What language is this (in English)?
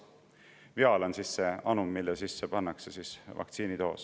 Estonian